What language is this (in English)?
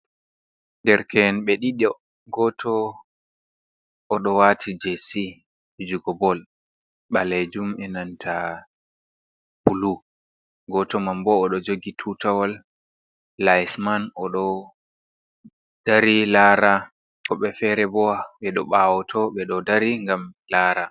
Fula